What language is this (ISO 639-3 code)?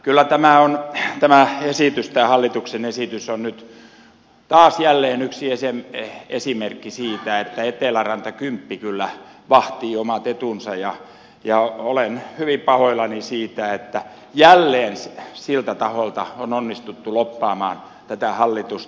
fin